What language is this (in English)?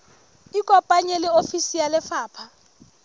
Southern Sotho